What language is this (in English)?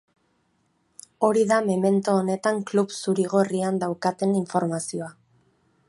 Basque